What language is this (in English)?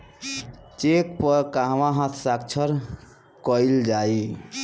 Bhojpuri